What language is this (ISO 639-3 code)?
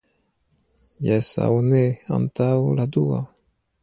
epo